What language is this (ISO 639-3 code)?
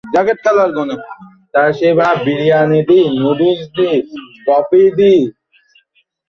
ben